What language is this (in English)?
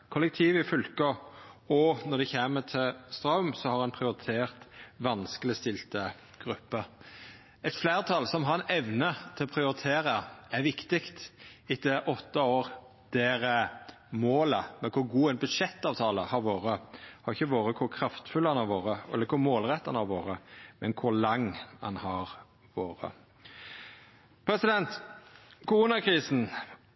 Norwegian Nynorsk